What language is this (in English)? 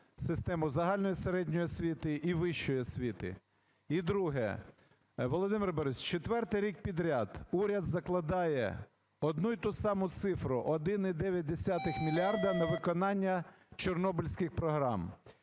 Ukrainian